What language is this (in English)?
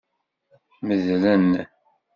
Kabyle